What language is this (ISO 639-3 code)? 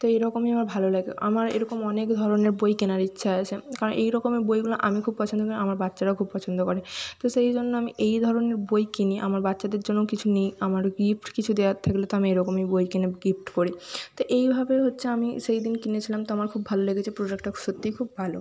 ben